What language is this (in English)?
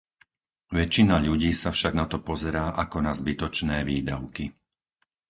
Slovak